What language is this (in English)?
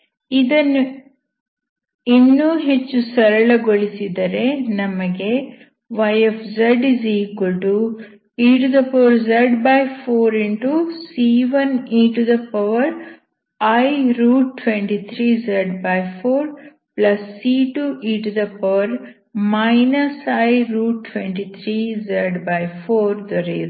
Kannada